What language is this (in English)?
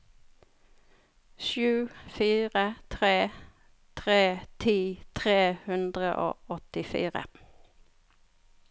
Norwegian